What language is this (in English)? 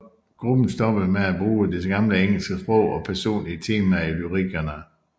Danish